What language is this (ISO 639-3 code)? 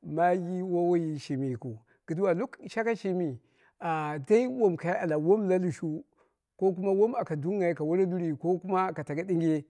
kna